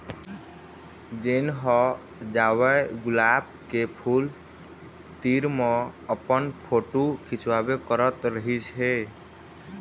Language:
Chhattisgarhi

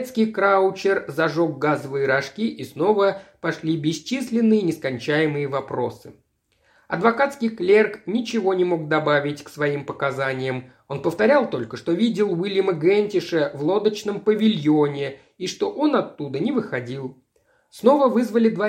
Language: Russian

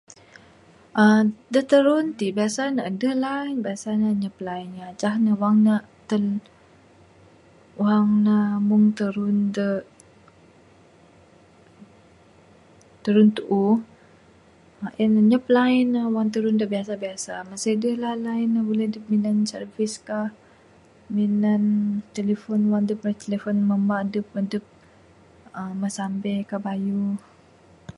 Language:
Bukar-Sadung Bidayuh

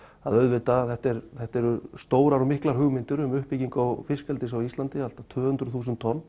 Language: Icelandic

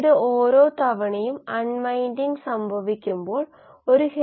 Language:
Malayalam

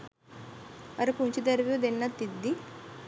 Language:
Sinhala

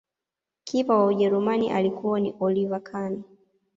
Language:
Swahili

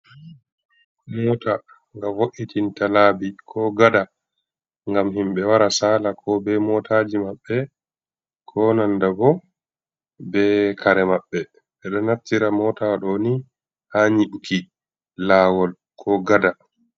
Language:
Fula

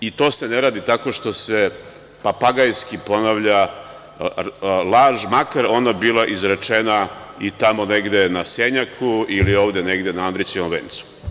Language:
Serbian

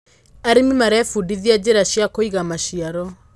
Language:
Kikuyu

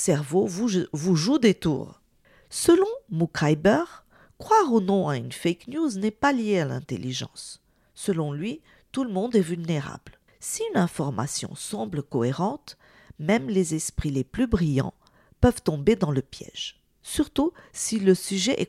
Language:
French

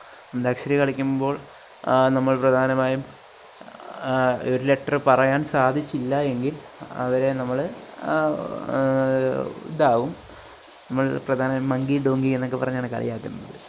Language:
Malayalam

